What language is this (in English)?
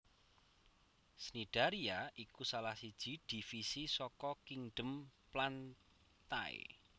Javanese